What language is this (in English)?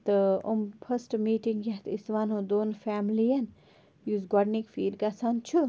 Kashmiri